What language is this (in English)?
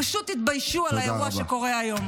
Hebrew